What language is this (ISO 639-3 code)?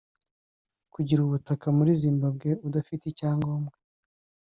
kin